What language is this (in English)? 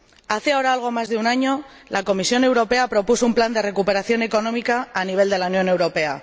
Spanish